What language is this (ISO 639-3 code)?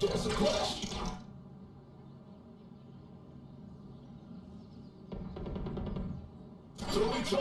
eng